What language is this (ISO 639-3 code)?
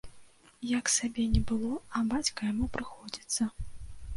bel